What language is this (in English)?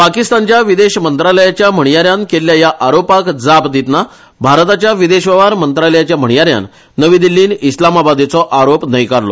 Konkani